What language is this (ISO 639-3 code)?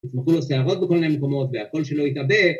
heb